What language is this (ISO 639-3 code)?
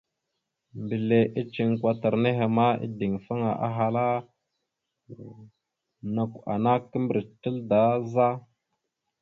mxu